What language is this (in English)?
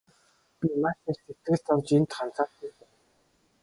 Mongolian